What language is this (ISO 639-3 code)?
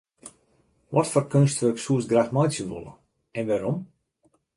fry